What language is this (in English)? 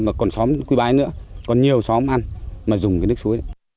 Vietnamese